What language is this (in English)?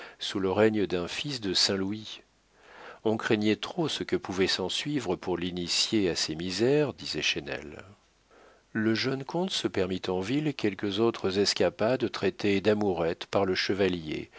French